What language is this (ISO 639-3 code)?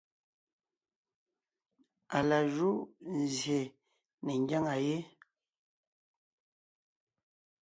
nnh